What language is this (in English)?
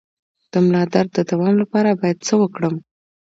Pashto